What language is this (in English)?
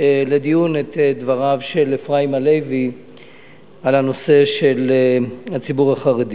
Hebrew